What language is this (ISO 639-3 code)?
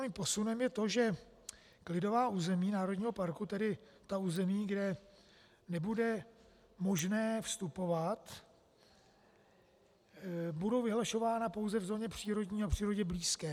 ces